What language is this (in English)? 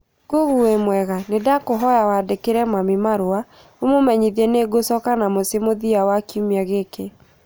Kikuyu